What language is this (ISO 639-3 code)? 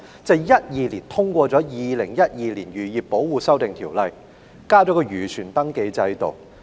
yue